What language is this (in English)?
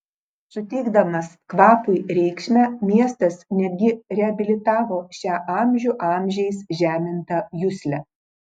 Lithuanian